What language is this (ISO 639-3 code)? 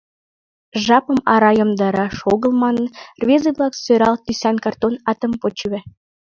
chm